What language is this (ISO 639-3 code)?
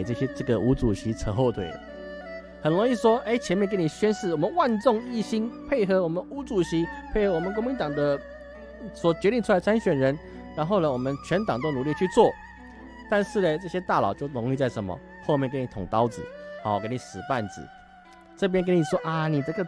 zho